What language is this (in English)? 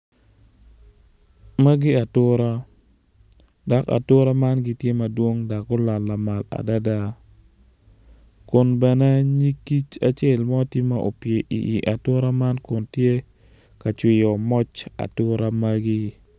Acoli